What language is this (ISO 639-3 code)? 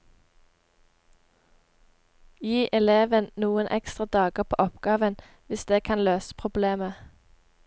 nor